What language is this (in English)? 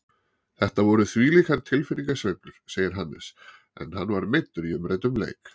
Icelandic